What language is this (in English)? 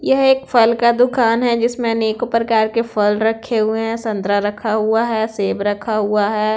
Hindi